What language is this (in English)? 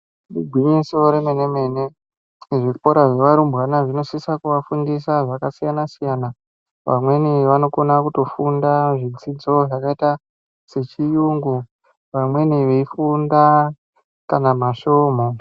Ndau